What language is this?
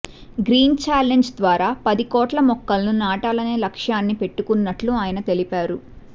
Telugu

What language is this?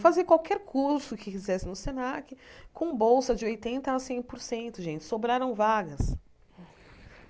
Portuguese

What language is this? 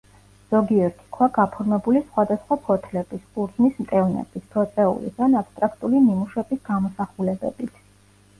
Georgian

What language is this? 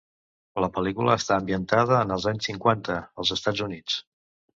Catalan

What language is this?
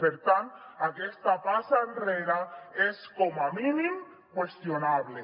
Catalan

